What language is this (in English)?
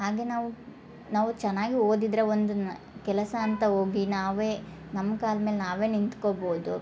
Kannada